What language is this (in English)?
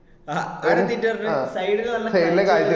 Malayalam